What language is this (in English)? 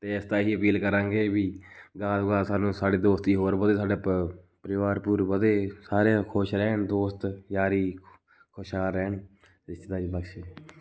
Punjabi